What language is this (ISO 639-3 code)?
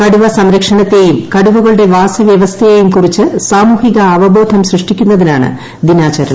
mal